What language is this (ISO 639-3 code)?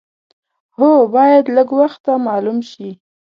pus